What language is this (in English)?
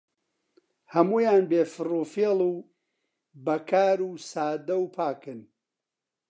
Central Kurdish